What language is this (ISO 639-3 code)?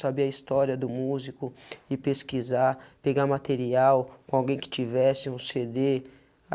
por